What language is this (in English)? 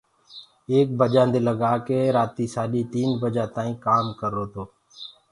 Gurgula